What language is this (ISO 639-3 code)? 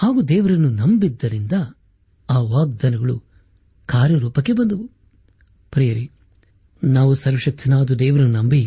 kan